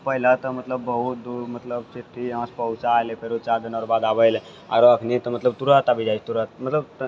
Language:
Maithili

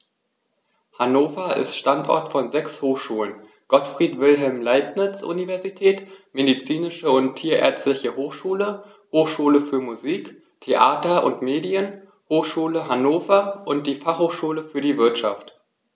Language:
German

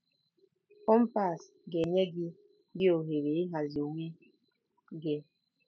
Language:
Igbo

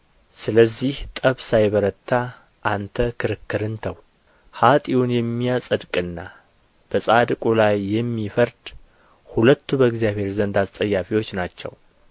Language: Amharic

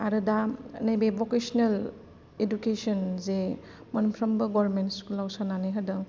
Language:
Bodo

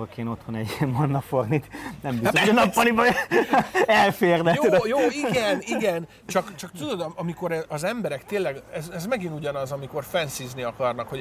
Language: Hungarian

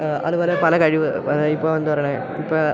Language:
Malayalam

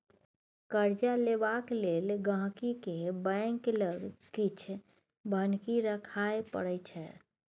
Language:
Maithili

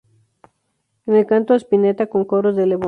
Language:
Spanish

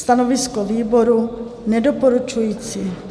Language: Czech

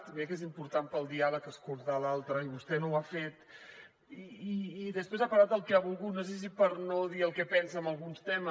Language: Catalan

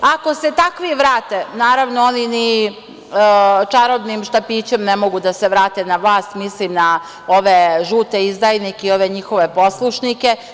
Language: Serbian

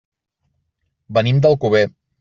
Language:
Catalan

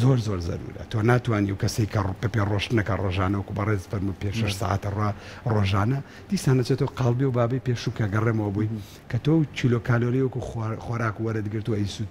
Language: Arabic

